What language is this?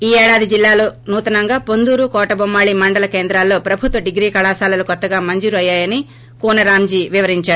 Telugu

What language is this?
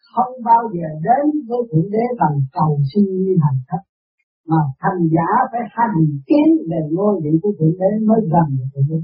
Vietnamese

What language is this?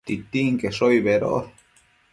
Matsés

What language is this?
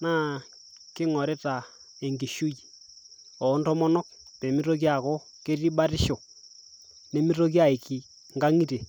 Masai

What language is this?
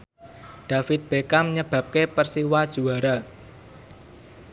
Javanese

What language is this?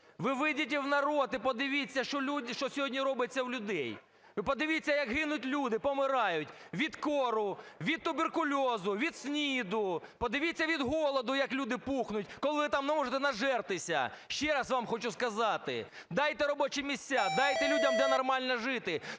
Ukrainian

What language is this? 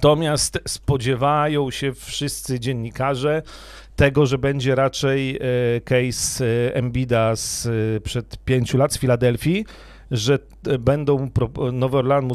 Polish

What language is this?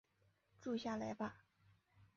Chinese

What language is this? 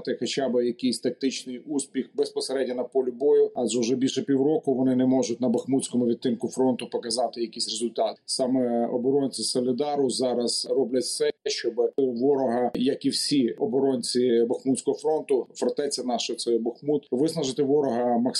Ukrainian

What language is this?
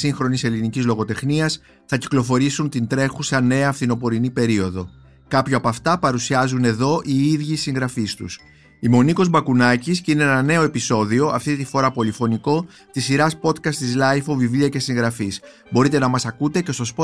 Greek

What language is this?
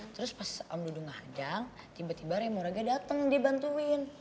Indonesian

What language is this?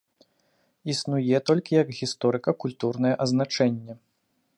Belarusian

